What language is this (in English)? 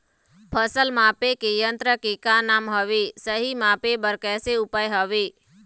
Chhattisgarhi